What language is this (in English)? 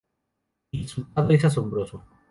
Spanish